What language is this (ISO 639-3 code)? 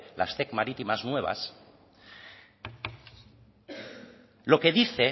spa